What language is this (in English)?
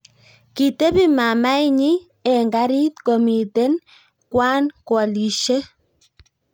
Kalenjin